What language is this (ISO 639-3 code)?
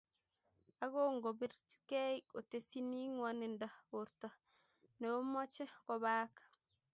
kln